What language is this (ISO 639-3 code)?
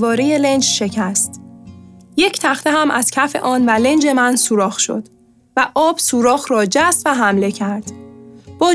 fas